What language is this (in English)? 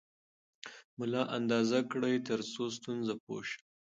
Pashto